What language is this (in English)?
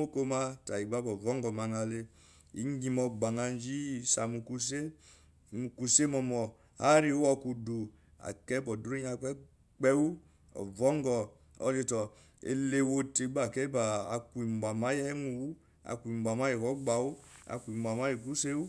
Eloyi